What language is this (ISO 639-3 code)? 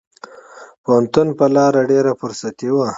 pus